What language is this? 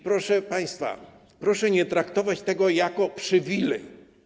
Polish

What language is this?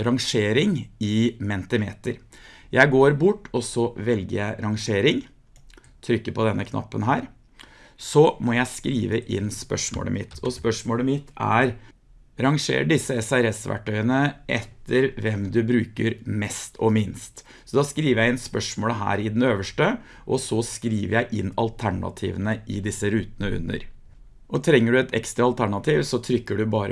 Norwegian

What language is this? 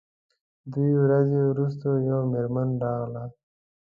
Pashto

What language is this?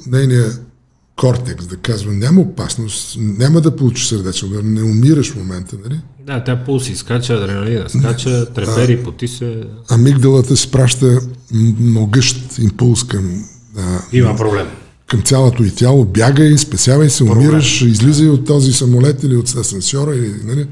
Bulgarian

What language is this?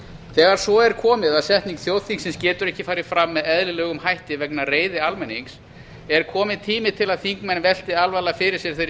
Icelandic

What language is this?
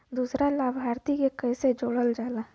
Bhojpuri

